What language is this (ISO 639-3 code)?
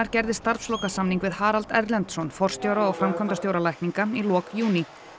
isl